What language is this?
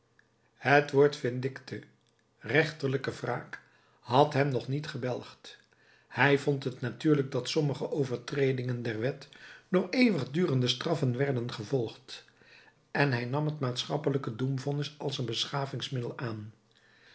Dutch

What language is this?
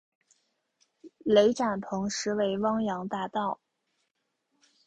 Chinese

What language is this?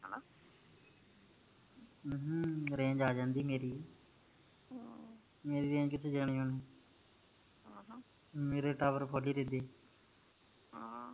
Punjabi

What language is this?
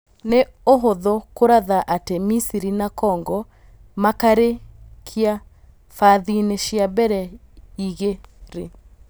Kikuyu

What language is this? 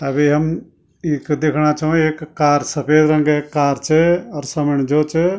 Garhwali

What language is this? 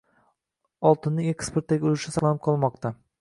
Uzbek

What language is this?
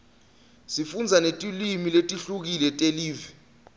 Swati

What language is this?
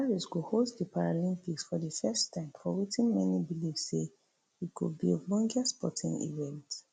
Nigerian Pidgin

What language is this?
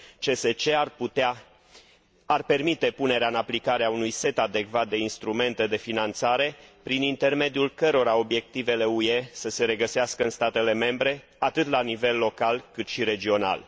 Romanian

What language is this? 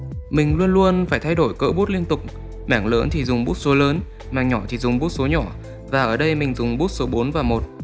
Vietnamese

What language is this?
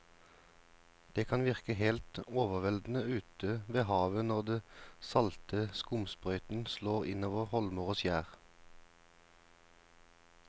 Norwegian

